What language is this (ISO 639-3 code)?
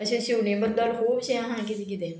kok